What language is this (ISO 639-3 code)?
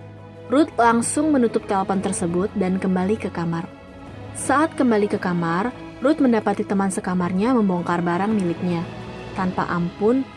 ind